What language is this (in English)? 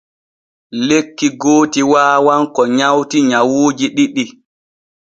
Borgu Fulfulde